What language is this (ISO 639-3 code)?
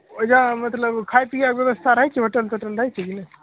mai